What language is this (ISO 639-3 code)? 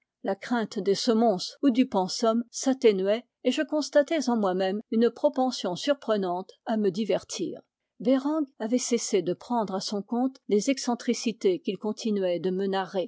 fra